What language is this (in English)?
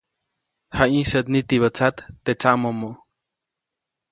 Copainalá Zoque